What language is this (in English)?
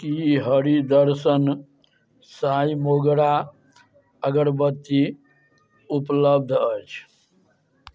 Maithili